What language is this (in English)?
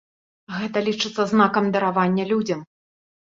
Belarusian